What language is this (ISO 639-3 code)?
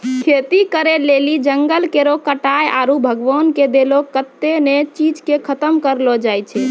mai